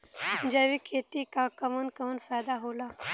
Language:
Bhojpuri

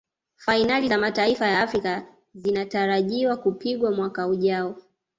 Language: Swahili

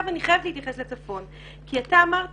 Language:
Hebrew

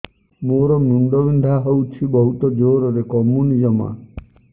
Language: Odia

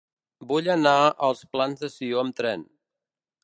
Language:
Catalan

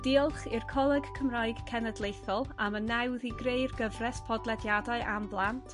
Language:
Welsh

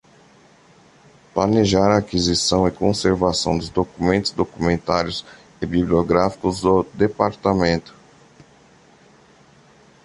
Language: Portuguese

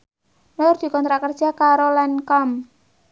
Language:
Javanese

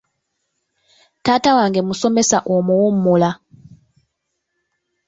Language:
Ganda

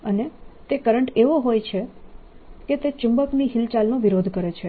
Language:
Gujarati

